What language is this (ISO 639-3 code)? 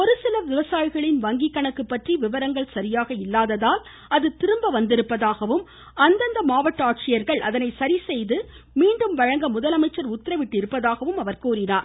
tam